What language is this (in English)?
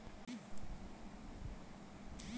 Bangla